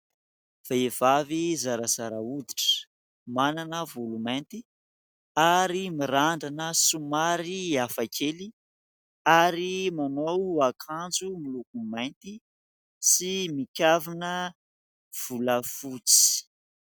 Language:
Malagasy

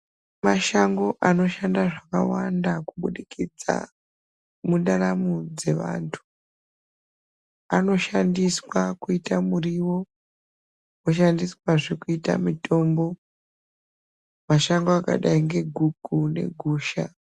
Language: Ndau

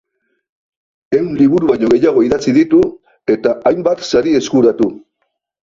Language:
Basque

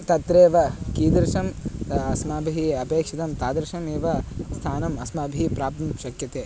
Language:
Sanskrit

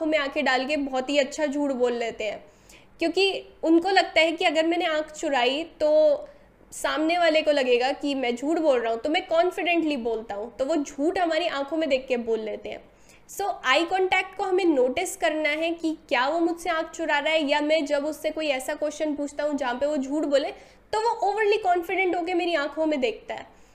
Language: Hindi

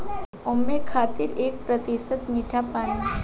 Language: Bhojpuri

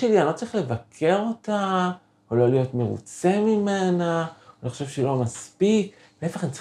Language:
Hebrew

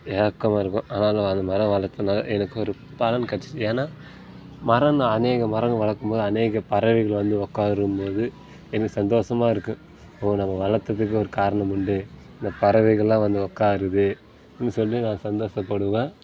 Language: Tamil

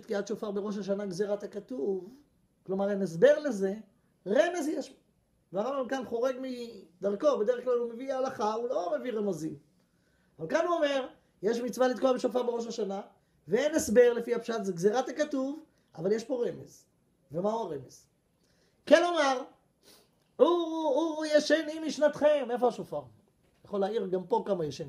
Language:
Hebrew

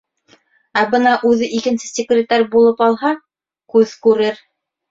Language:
Bashkir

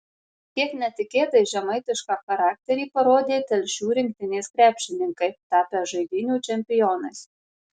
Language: Lithuanian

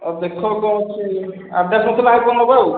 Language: Odia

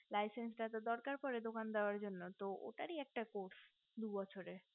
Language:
Bangla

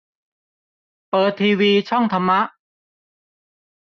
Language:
Thai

